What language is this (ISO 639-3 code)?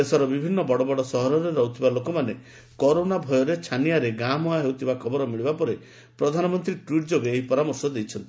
ori